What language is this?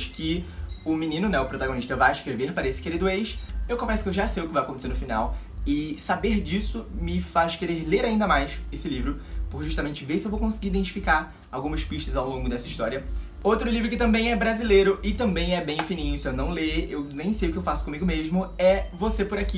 Portuguese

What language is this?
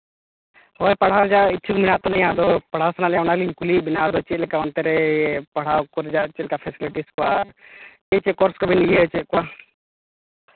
Santali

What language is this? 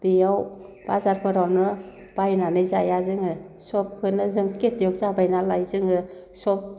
Bodo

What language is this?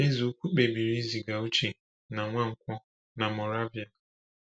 Igbo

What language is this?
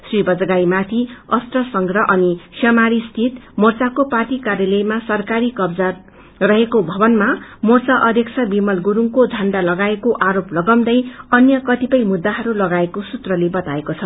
Nepali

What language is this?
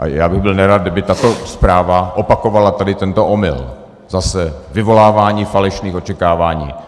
Czech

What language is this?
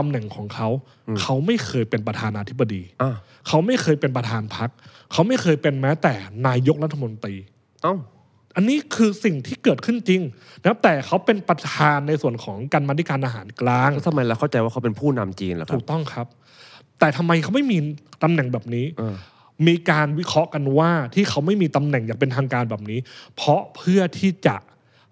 Thai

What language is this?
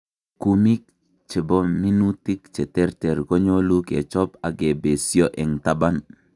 Kalenjin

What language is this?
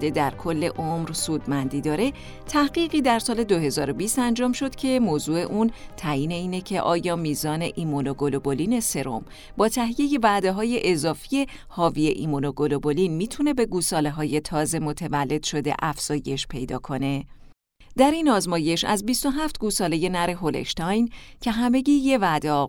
Persian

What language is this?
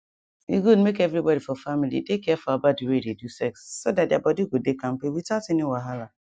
Nigerian Pidgin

